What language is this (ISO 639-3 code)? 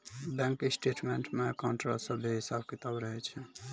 mai